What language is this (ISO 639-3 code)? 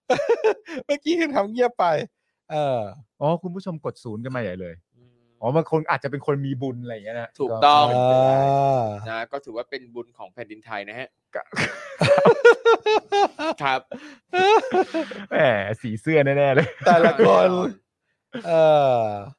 tha